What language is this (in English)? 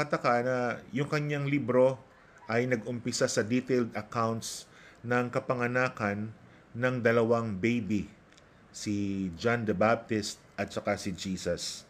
Filipino